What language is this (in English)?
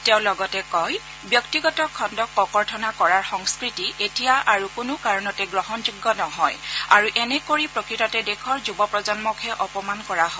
Assamese